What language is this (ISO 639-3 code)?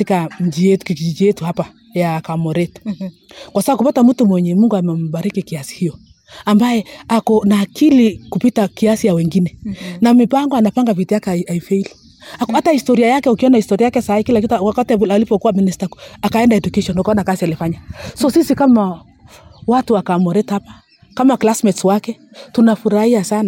swa